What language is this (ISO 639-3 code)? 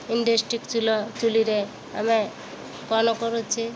ori